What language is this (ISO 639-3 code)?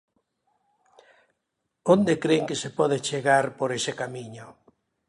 glg